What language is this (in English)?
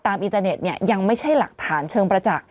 Thai